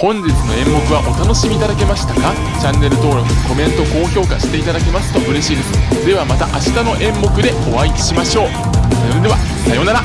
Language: Japanese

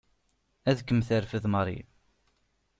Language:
Kabyle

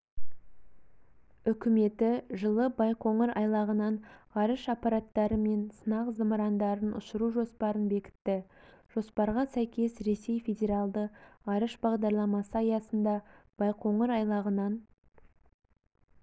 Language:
Kazakh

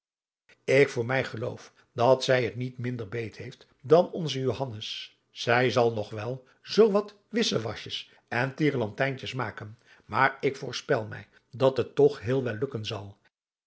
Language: Dutch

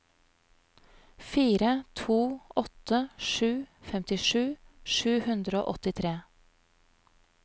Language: Norwegian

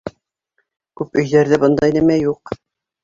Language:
Bashkir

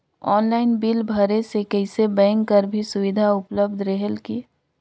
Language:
Chhattisgarhi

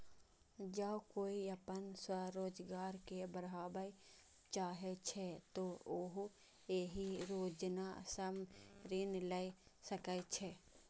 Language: Maithili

